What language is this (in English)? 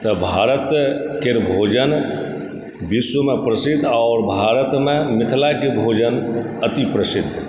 Maithili